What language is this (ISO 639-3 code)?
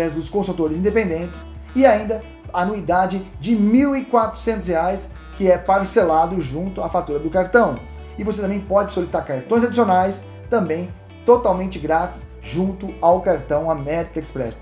por